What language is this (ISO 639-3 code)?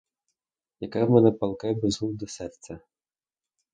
ukr